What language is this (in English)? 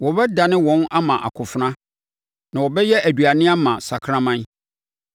Akan